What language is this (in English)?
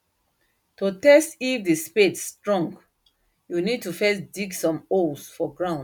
Nigerian Pidgin